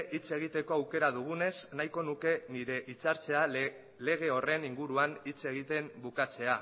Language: Basque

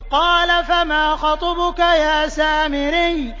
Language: Arabic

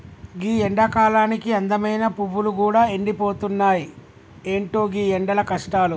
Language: Telugu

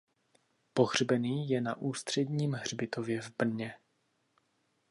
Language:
Czech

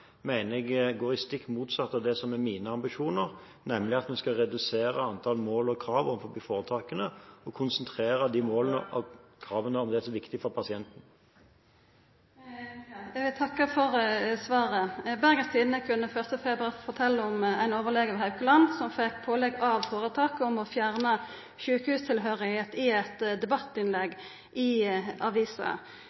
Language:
Norwegian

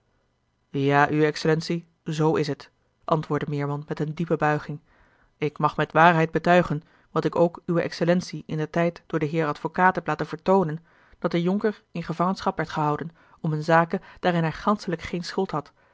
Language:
Dutch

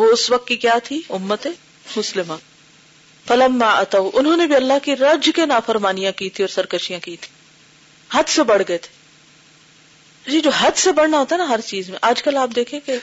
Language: Urdu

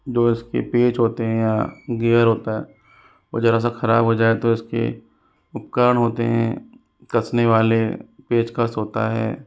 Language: Hindi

